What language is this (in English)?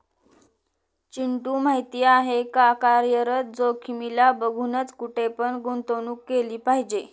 Marathi